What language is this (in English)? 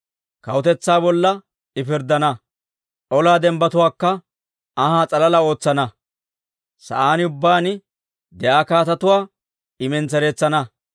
Dawro